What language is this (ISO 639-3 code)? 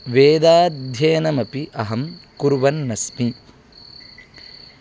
san